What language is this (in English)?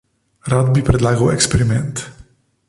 Slovenian